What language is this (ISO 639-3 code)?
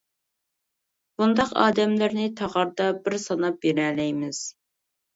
uig